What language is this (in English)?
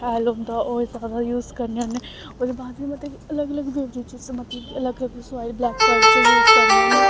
Dogri